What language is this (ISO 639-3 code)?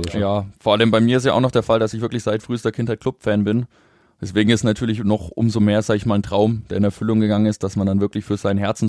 deu